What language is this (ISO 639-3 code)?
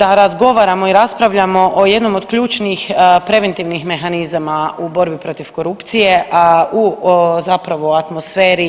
hrv